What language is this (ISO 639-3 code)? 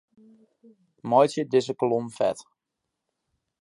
fry